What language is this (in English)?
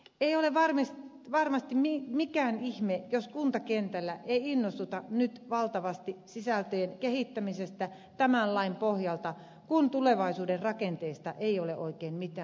Finnish